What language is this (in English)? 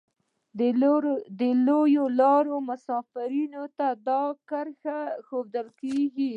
Pashto